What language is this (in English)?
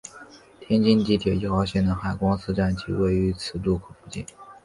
Chinese